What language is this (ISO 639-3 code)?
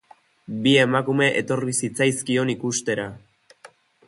eus